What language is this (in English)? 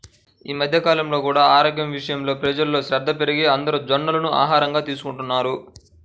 Telugu